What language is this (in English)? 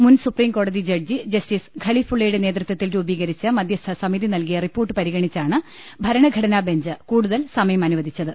Malayalam